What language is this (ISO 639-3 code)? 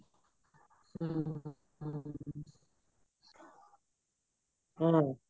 pan